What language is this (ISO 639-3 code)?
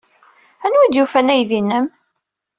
kab